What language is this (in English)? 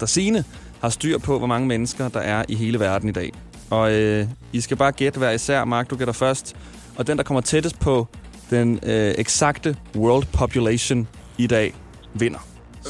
Danish